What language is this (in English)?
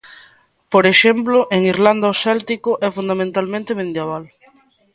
Galician